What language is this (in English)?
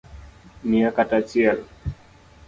Luo (Kenya and Tanzania)